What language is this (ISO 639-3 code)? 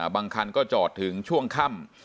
tha